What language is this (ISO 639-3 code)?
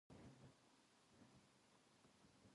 jpn